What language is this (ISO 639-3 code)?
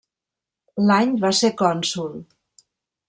cat